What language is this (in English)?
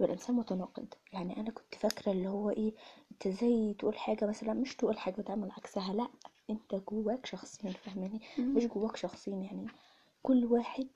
Arabic